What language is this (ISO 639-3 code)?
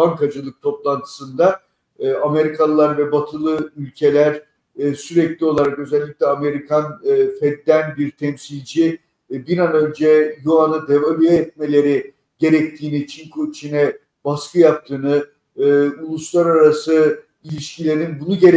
tur